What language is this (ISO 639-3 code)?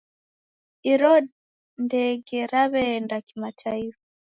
dav